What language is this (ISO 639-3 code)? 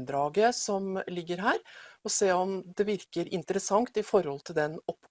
nor